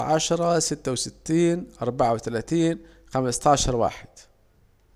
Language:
Saidi Arabic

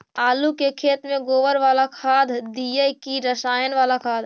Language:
Magahi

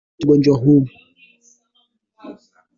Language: Swahili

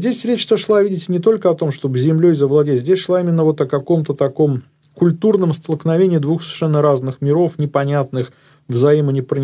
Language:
Russian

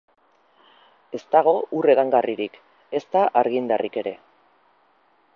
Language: Basque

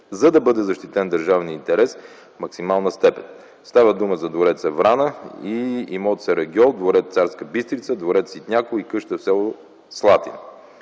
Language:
Bulgarian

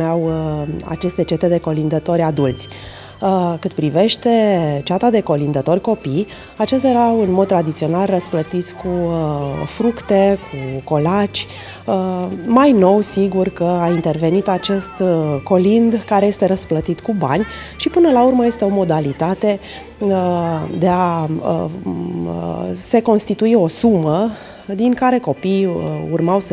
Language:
Romanian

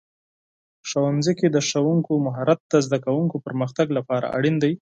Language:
Pashto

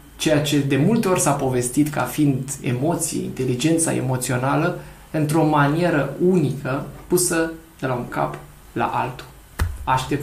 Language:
Romanian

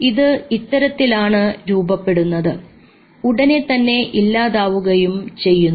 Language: Malayalam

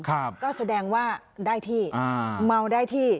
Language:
Thai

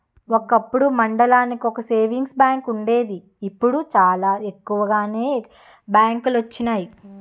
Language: Telugu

